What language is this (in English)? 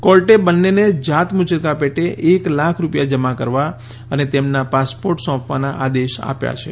Gujarati